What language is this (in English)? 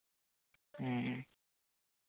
Santali